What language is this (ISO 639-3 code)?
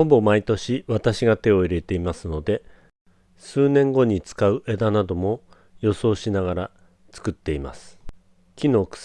jpn